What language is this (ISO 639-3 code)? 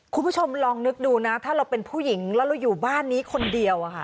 tha